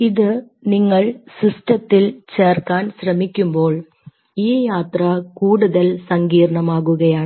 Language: Malayalam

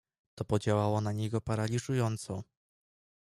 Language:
Polish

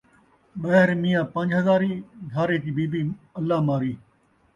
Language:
Saraiki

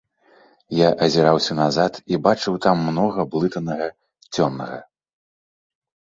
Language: Belarusian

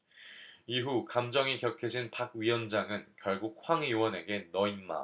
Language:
Korean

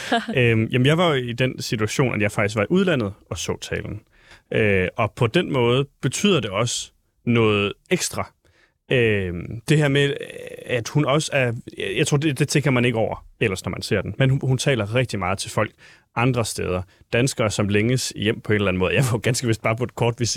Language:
Danish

